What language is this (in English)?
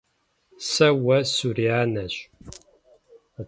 Kabardian